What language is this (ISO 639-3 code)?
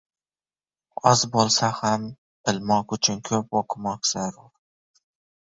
uzb